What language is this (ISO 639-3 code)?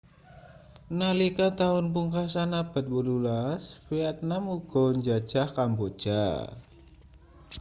jav